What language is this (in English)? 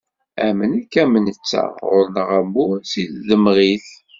Kabyle